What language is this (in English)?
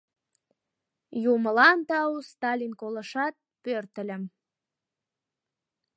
Mari